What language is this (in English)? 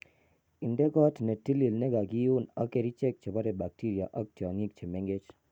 Kalenjin